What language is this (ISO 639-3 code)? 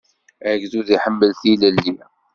kab